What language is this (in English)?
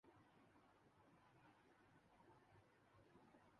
Urdu